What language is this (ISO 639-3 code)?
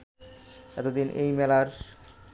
ben